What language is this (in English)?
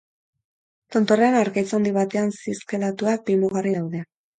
Basque